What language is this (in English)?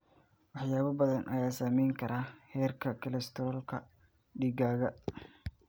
Somali